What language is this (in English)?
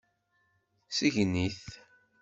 Kabyle